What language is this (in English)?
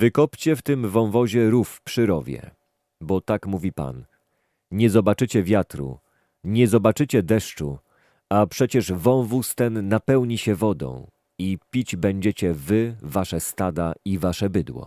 Polish